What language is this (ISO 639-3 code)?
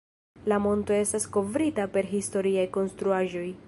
epo